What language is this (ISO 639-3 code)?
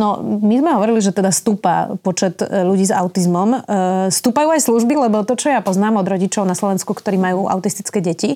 slk